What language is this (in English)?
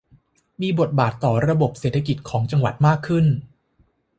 Thai